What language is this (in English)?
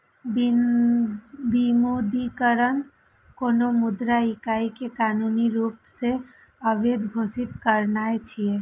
Maithili